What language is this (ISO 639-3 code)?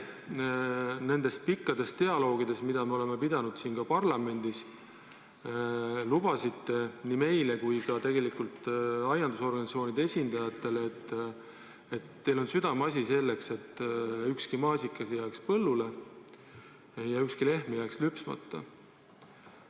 est